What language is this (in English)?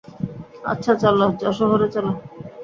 Bangla